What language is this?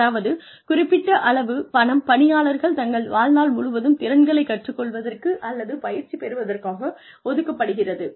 Tamil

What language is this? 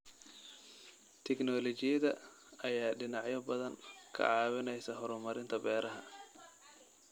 Somali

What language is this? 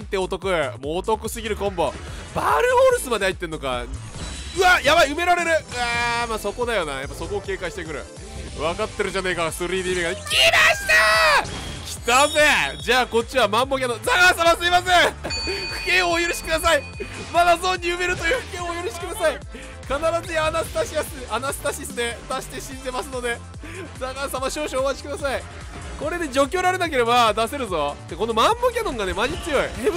Japanese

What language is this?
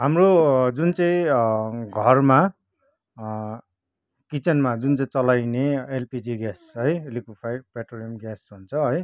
Nepali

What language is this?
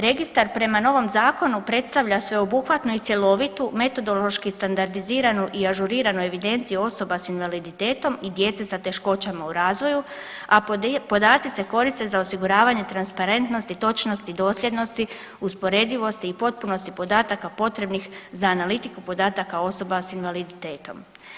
Croatian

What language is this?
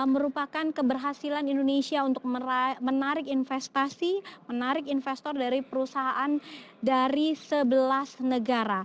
Indonesian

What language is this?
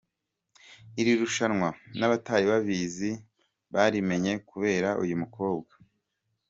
Kinyarwanda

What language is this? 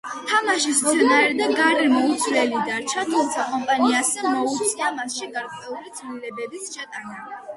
Georgian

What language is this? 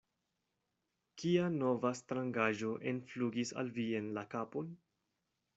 Esperanto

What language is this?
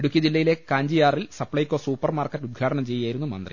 Malayalam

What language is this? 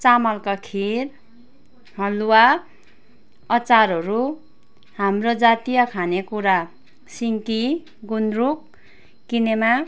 Nepali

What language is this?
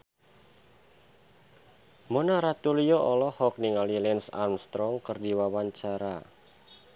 Sundanese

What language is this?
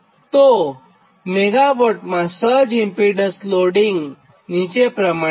Gujarati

